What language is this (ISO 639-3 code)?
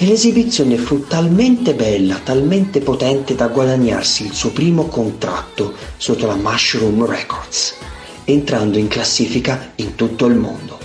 ita